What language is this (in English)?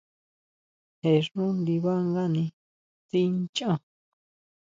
Huautla Mazatec